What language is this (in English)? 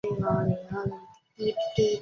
Chinese